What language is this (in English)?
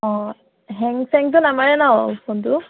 Assamese